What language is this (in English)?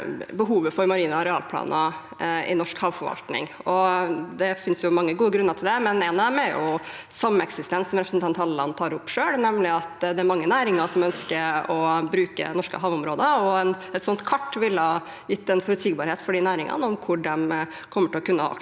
Norwegian